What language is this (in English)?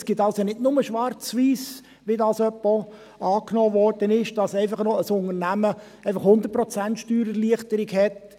Swiss German